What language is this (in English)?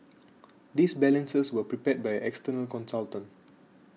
English